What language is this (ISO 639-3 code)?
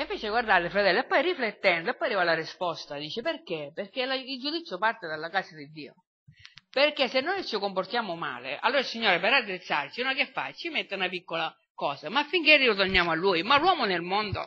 ita